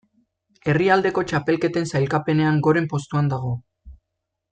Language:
Basque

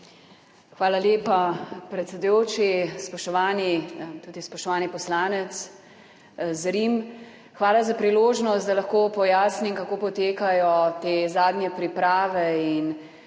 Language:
Slovenian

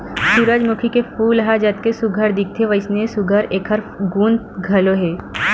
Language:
Chhattisgarhi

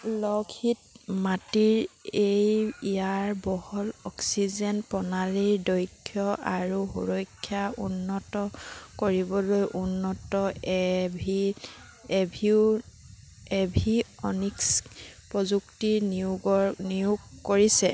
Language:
Assamese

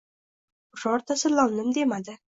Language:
Uzbek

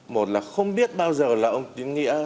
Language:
Vietnamese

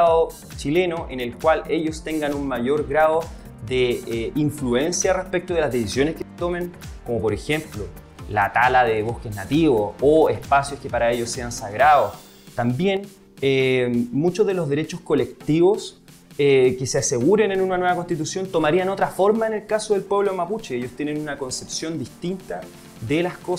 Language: Spanish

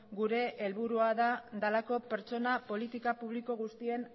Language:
Basque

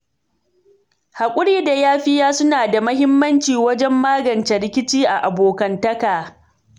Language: Hausa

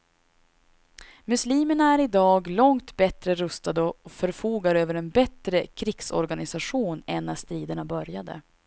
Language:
Swedish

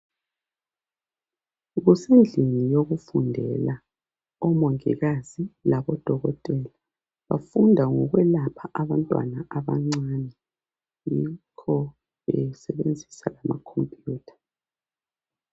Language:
North Ndebele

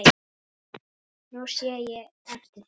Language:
Icelandic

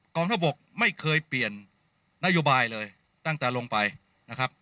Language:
Thai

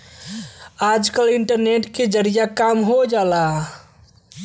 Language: Bhojpuri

